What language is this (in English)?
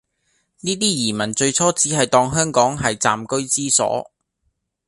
Cantonese